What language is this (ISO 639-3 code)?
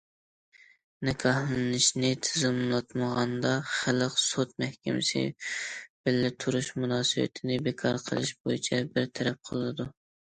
uig